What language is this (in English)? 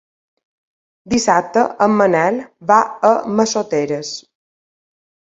Catalan